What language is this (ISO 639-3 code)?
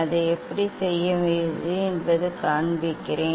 tam